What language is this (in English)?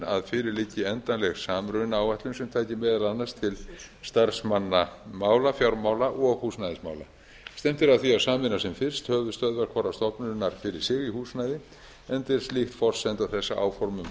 Icelandic